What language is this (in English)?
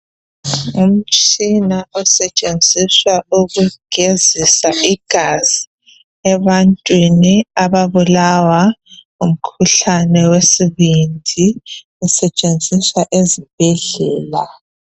North Ndebele